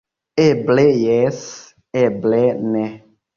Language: Esperanto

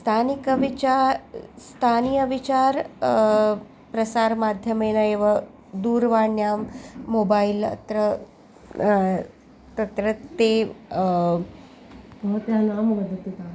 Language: Sanskrit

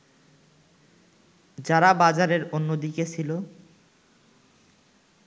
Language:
Bangla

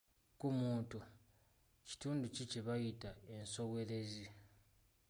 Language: Ganda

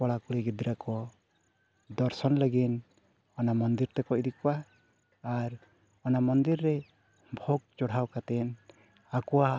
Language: Santali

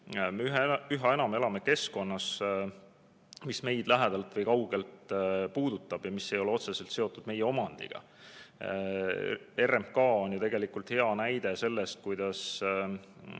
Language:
Estonian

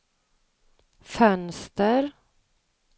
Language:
Swedish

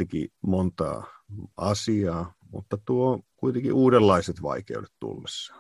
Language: Finnish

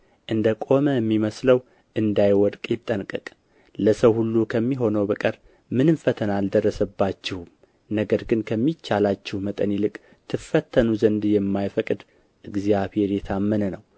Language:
Amharic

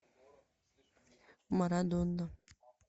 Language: Russian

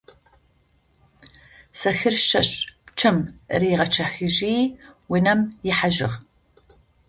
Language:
Adyghe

